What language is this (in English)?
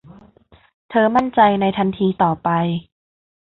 Thai